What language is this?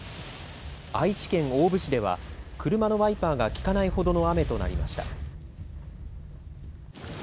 Japanese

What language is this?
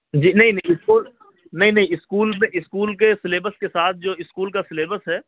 Urdu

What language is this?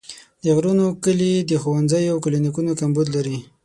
Pashto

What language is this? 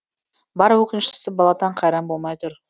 Kazakh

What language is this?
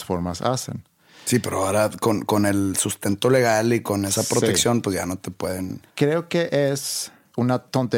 Spanish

